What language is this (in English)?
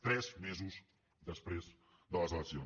Catalan